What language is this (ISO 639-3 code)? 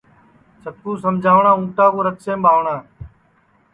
ssi